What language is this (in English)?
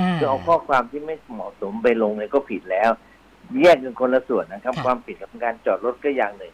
Thai